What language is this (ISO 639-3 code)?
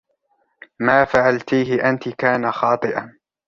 ara